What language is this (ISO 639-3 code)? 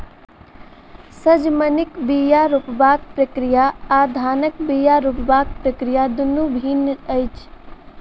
mai